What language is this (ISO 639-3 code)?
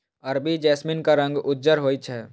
mai